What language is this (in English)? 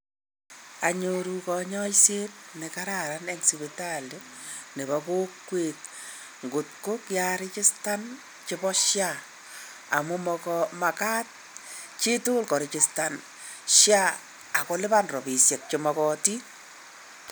Kalenjin